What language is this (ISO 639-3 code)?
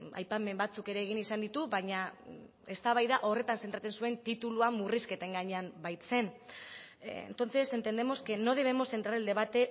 eus